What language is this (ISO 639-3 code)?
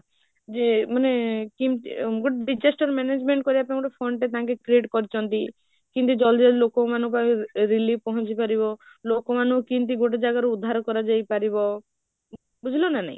ori